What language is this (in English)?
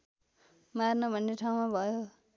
Nepali